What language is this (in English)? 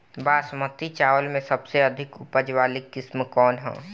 Bhojpuri